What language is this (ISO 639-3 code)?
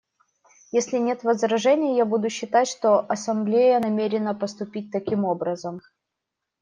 rus